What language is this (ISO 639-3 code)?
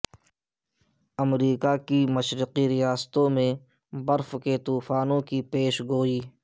urd